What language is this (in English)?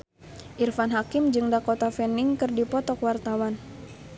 Sundanese